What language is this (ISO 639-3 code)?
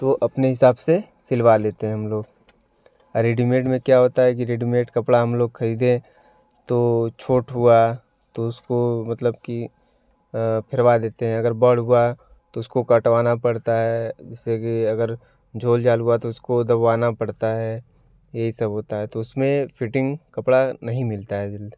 hin